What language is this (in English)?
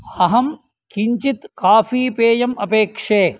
Sanskrit